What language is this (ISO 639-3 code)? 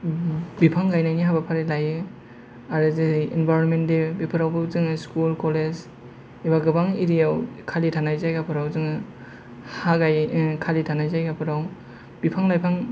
brx